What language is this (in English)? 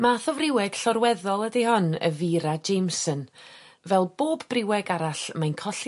Welsh